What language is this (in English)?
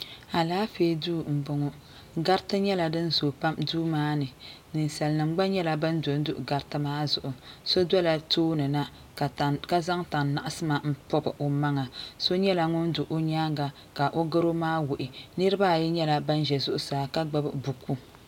Dagbani